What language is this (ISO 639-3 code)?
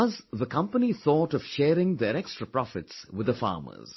eng